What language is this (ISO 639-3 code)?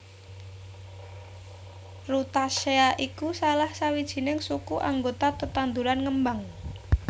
jav